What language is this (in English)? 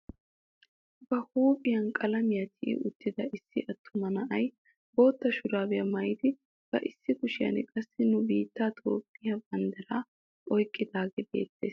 Wolaytta